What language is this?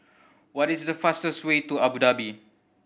English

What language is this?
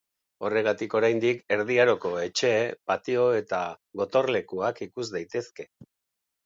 Basque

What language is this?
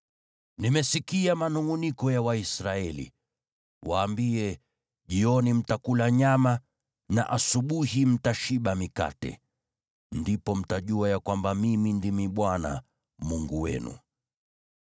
Swahili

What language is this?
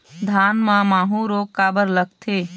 Chhattisgarhi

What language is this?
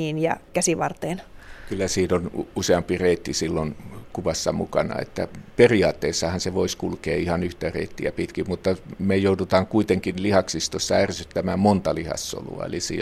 Finnish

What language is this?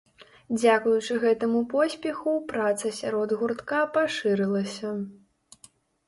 Belarusian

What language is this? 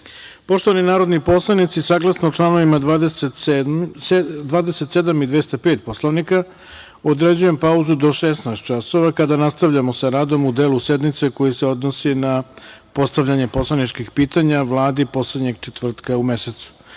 Serbian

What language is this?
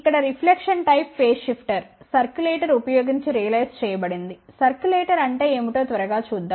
Telugu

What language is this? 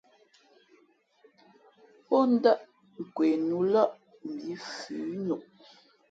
Fe'fe'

